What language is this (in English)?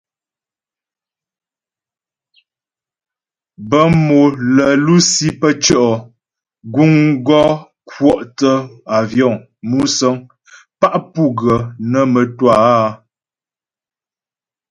Ghomala